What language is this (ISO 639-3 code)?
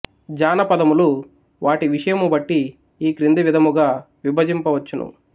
tel